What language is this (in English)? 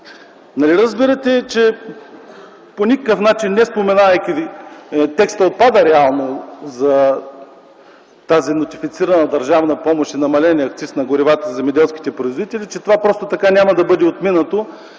Bulgarian